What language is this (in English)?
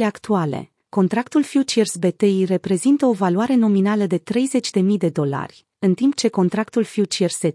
Romanian